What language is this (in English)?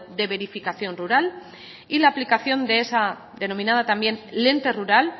Spanish